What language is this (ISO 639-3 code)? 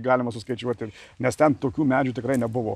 lit